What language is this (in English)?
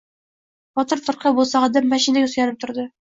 Uzbek